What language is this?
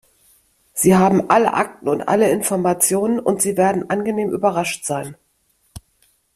German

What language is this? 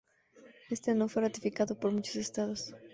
Spanish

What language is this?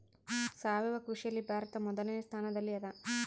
Kannada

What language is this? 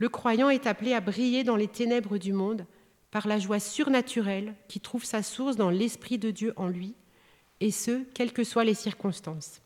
French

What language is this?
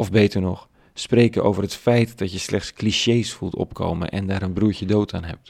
Dutch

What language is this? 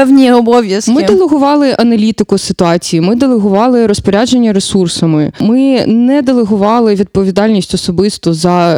Ukrainian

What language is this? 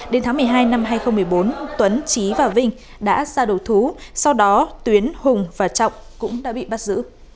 Vietnamese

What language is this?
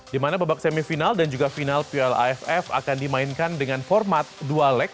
Indonesian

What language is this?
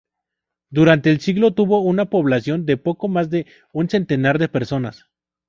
Spanish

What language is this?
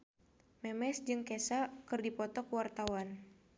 Sundanese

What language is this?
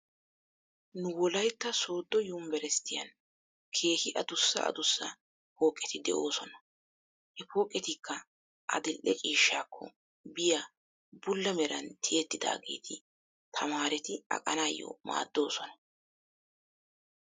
Wolaytta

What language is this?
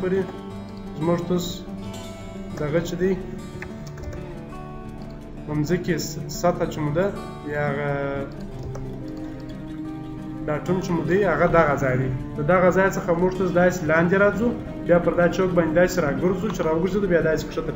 Romanian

